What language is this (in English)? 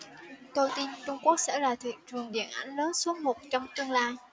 Vietnamese